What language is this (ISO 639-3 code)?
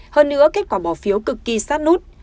vie